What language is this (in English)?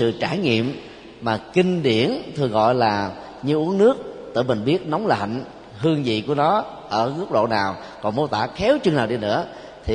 Vietnamese